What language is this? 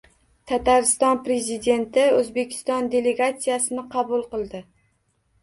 Uzbek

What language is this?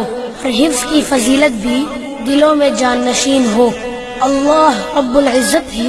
Urdu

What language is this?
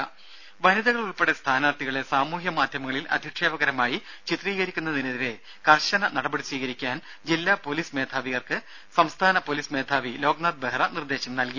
Malayalam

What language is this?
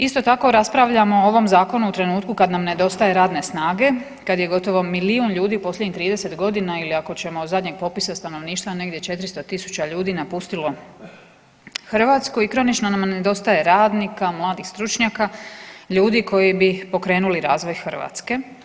Croatian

